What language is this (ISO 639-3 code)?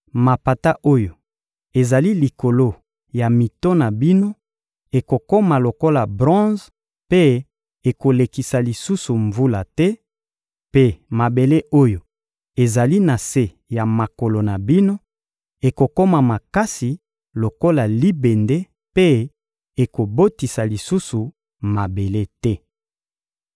lin